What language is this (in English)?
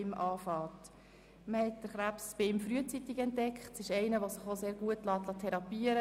Swiss German